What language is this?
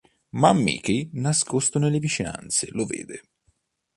Italian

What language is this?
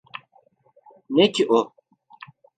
Turkish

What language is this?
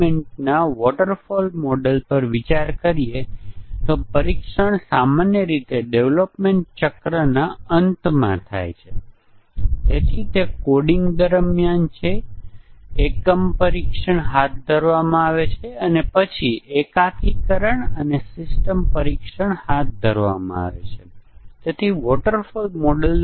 Gujarati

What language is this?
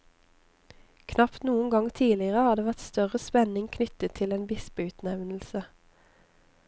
Norwegian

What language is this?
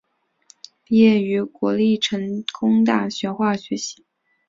Chinese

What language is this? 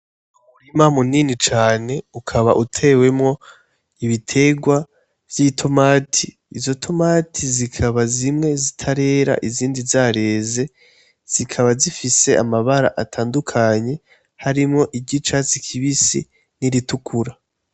Rundi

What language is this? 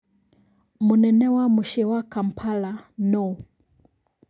Kikuyu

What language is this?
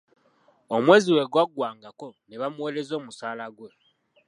Ganda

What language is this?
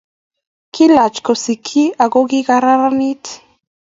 Kalenjin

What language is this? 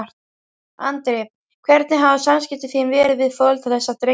Icelandic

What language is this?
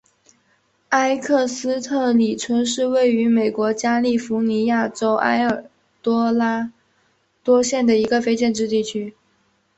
Chinese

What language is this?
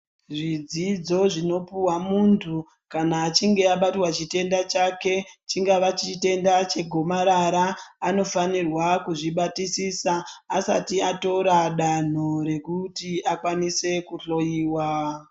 Ndau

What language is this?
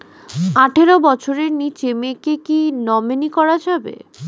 Bangla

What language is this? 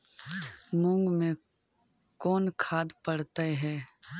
Magahi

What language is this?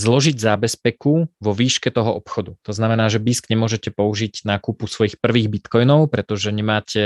Slovak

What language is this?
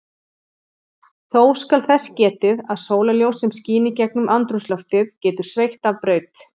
Icelandic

